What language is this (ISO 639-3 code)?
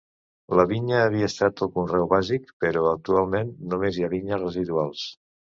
cat